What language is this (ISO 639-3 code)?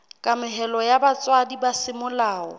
sot